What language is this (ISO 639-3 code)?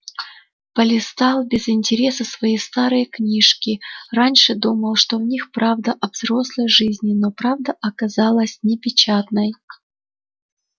rus